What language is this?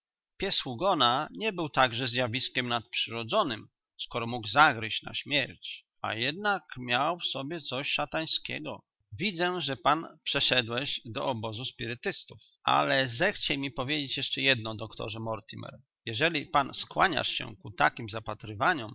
Polish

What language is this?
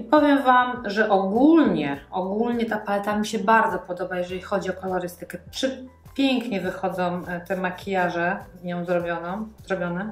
Polish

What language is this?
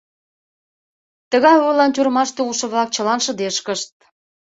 Mari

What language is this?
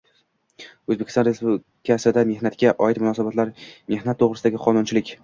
Uzbek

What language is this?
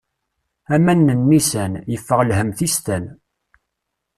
Kabyle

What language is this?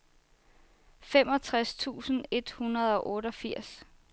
Danish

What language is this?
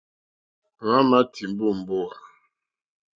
Mokpwe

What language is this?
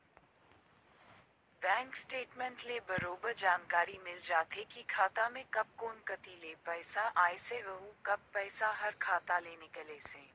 Chhattisgarhi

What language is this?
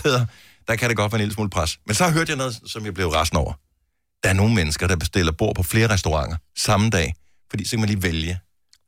Danish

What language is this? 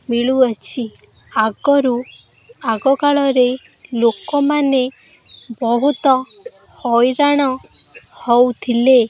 Odia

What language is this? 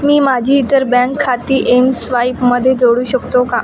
Marathi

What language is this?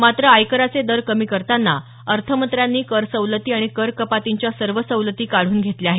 Marathi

